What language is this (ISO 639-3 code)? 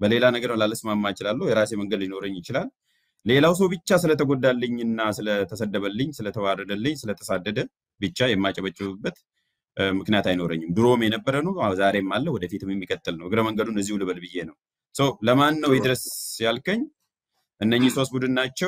ara